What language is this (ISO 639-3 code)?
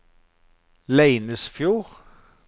nor